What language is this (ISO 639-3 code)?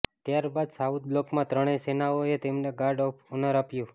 guj